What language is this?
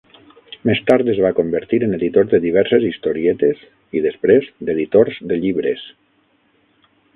Catalan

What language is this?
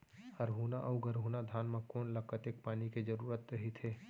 Chhattisgarhi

